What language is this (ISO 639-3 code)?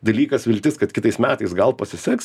lit